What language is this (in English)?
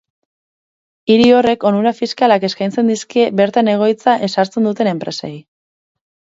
Basque